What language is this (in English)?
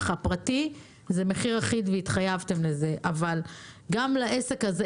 Hebrew